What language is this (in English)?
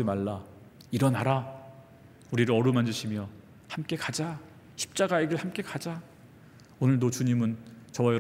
Korean